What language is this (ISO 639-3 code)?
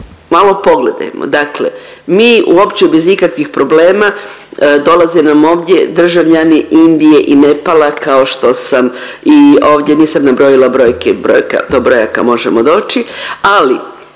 hrv